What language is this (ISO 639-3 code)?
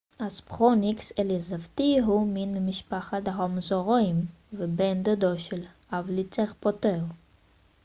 heb